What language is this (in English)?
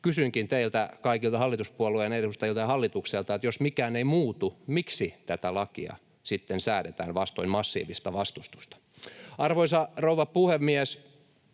Finnish